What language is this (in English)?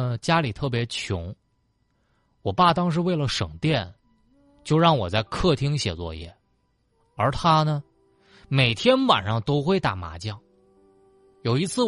Chinese